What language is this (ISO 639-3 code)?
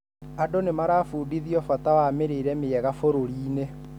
kik